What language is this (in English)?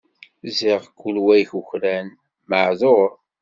Kabyle